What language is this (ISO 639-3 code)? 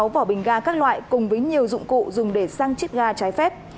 vie